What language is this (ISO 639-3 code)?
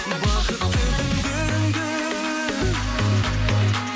kaz